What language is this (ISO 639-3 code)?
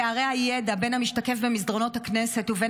heb